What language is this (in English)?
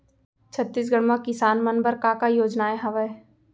Chhattisgarhi